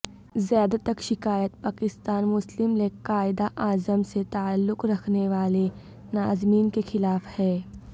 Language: Urdu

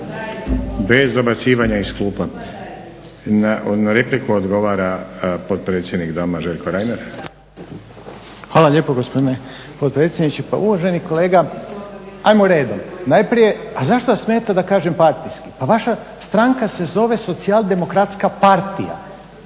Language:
Croatian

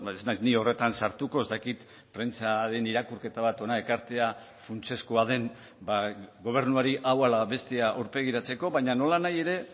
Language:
Basque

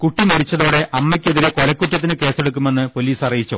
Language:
Malayalam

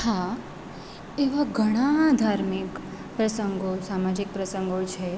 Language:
Gujarati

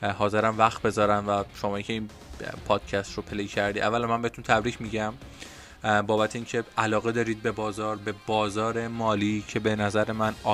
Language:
Persian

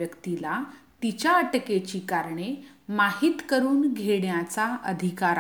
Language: Hindi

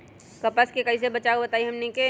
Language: Magahi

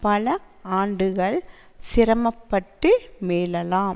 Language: Tamil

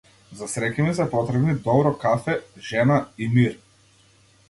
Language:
Macedonian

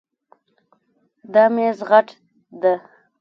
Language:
Pashto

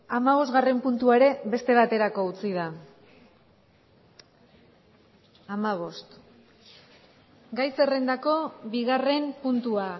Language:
Basque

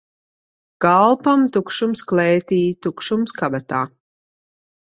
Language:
Latvian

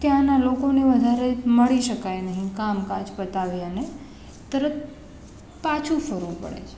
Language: Gujarati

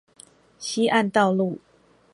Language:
Chinese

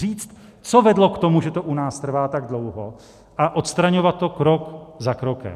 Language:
Czech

